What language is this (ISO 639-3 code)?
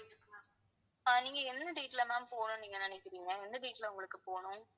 tam